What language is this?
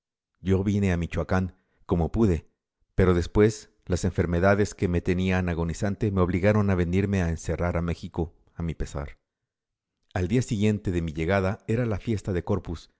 Spanish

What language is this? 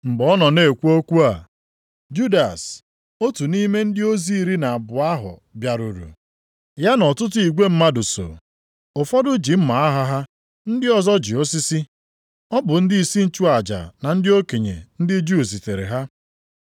Igbo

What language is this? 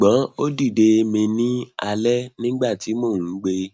Yoruba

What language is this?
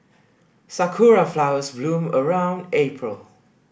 English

